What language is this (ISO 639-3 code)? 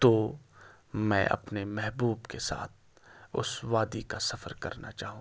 urd